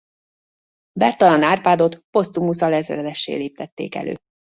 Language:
Hungarian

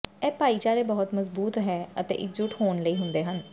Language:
Punjabi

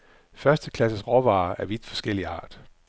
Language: Danish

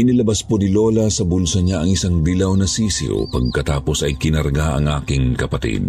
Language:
Filipino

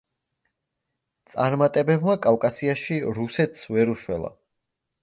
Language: Georgian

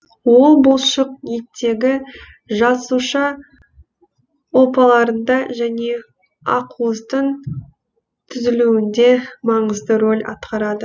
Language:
Kazakh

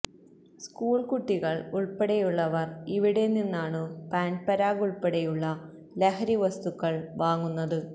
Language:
Malayalam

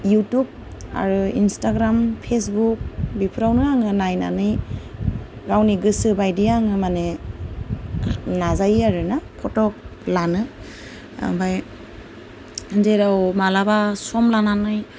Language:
Bodo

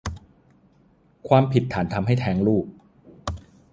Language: Thai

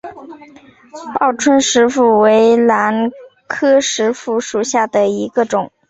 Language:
Chinese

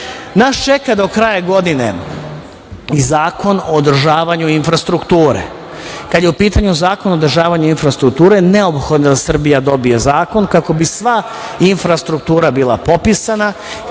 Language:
Serbian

